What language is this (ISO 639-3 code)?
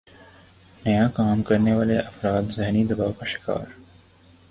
urd